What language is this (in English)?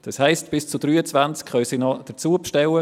Swiss German